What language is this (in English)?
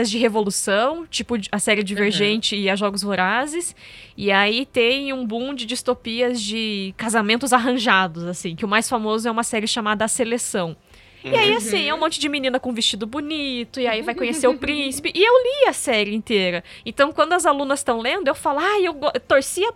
Portuguese